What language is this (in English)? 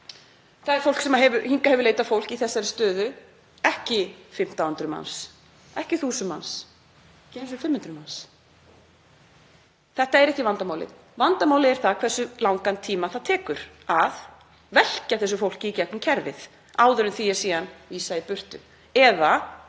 Icelandic